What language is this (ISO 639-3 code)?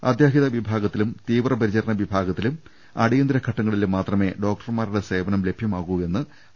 mal